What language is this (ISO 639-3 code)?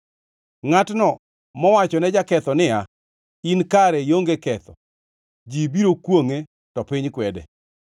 luo